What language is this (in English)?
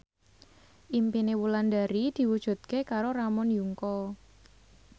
Javanese